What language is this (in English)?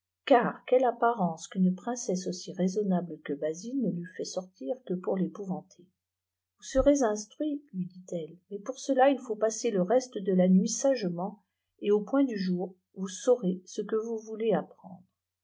French